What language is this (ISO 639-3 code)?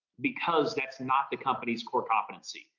eng